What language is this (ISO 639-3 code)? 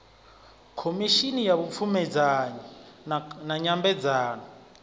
ven